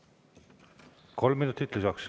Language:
Estonian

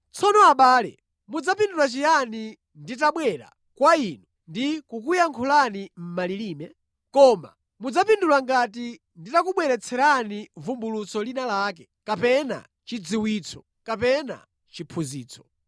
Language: Nyanja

